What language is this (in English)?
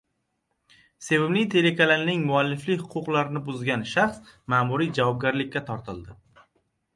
Uzbek